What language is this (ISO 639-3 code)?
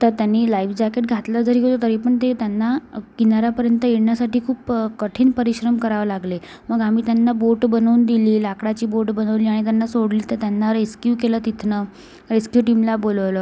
mar